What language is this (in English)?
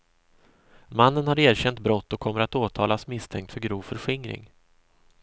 Swedish